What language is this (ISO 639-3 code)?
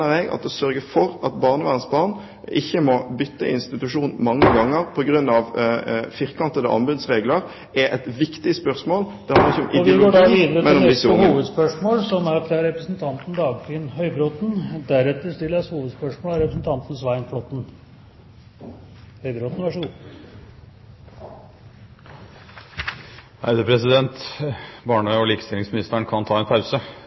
nor